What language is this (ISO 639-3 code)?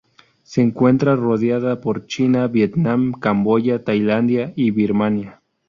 spa